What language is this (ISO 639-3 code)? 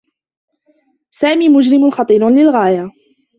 ara